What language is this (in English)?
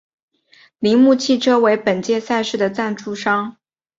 Chinese